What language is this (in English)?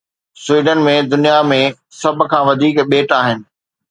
Sindhi